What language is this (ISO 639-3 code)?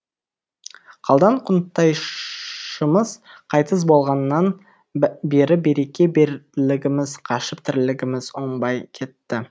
kaz